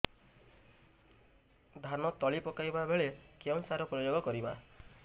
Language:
Odia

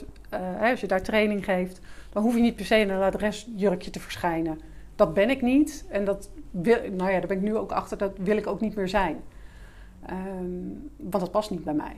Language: Dutch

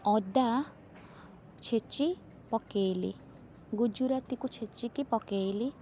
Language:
Odia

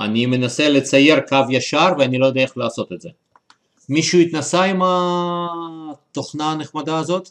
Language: Hebrew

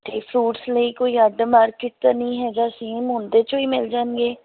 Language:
Punjabi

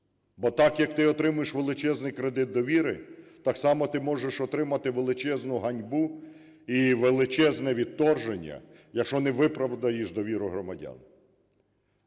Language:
Ukrainian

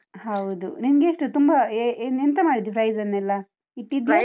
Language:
Kannada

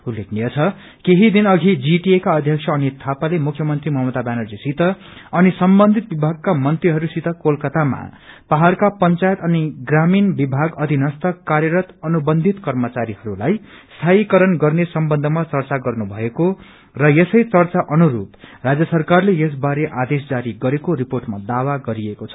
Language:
Nepali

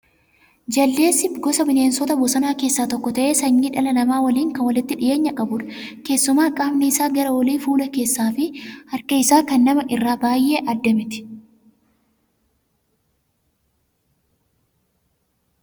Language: Oromo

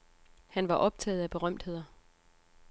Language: Danish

